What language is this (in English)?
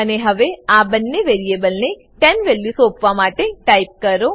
Gujarati